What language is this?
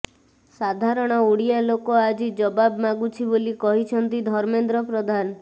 Odia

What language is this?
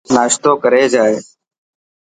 Dhatki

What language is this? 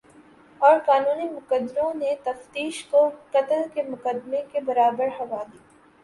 Urdu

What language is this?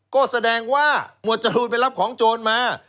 Thai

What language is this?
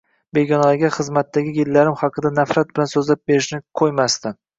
Uzbek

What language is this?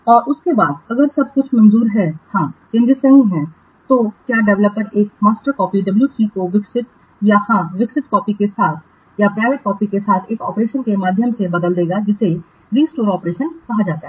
Hindi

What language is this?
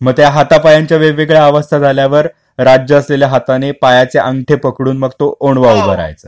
Marathi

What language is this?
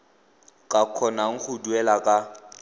Tswana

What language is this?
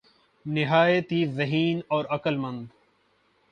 Urdu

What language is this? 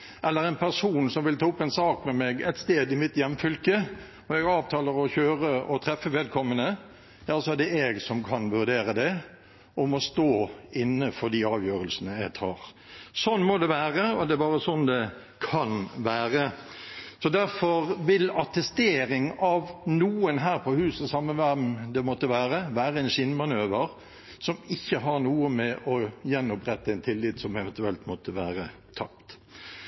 Norwegian Bokmål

